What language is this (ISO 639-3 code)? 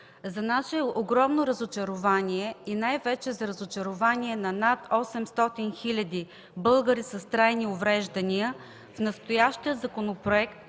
bul